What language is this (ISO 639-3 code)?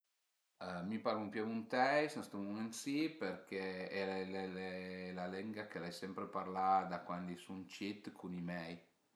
pms